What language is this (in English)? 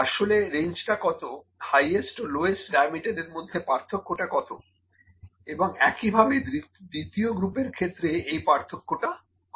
Bangla